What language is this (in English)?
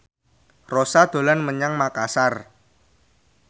Javanese